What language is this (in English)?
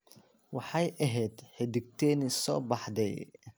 Somali